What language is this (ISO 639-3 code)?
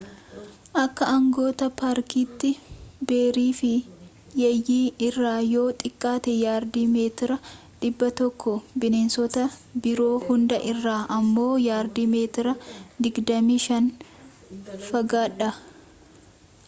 orm